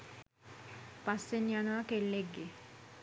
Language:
Sinhala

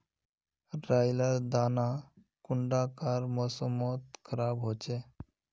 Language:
Magahi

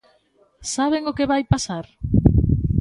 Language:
Galician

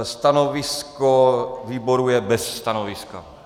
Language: Czech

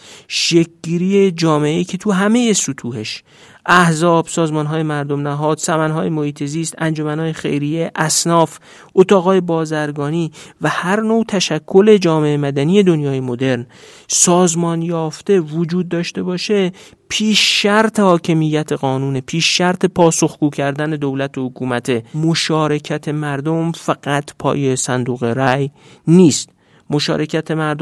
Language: Persian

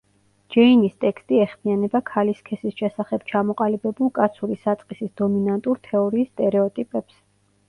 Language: Georgian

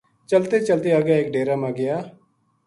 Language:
Gujari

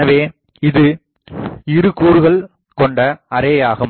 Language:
Tamil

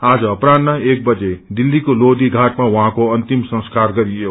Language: Nepali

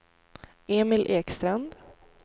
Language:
Swedish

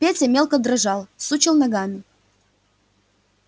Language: Russian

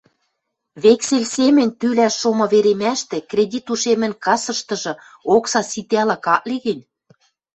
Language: Western Mari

